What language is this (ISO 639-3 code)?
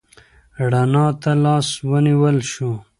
pus